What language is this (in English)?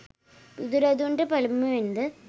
Sinhala